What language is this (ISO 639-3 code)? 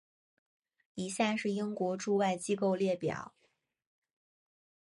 zho